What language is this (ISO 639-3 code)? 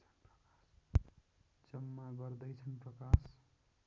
nep